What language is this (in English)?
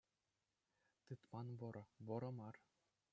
Chuvash